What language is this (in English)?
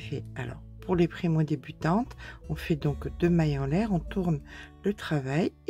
French